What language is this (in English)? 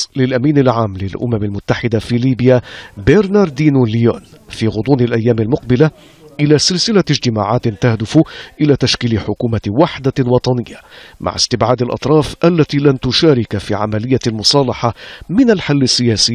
Arabic